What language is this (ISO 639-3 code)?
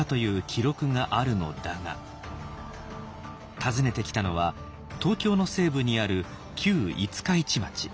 jpn